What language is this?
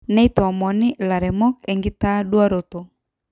Masai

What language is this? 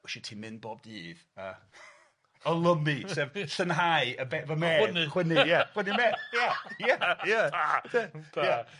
Welsh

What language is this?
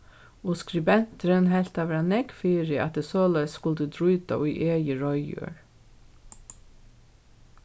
Faroese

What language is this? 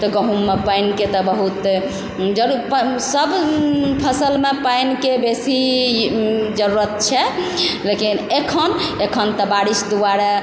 Maithili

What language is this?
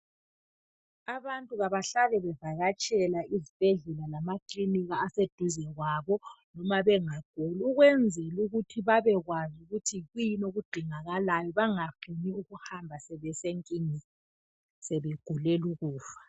North Ndebele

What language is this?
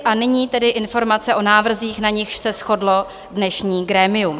Czech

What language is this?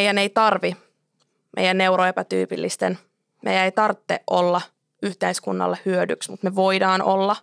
Finnish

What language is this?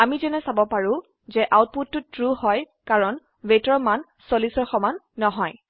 Assamese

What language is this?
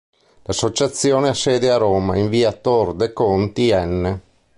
Italian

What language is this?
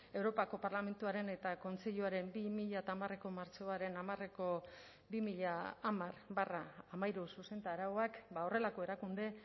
Basque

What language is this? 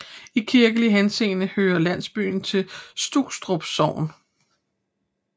Danish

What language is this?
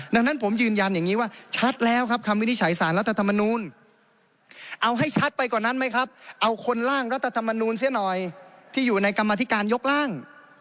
Thai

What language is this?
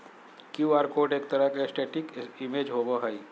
Magahi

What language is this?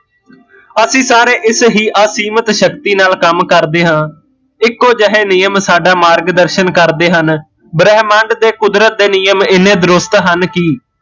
Punjabi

